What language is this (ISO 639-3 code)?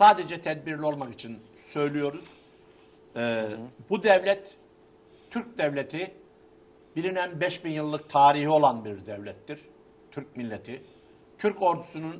tur